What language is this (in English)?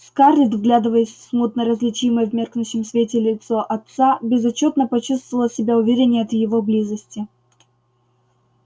Russian